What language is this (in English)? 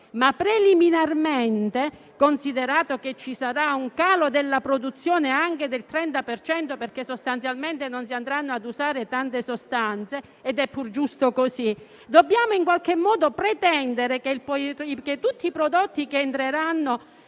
Italian